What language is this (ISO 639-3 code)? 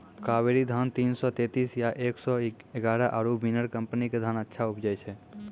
mai